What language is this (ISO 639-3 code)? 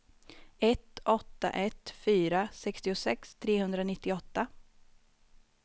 swe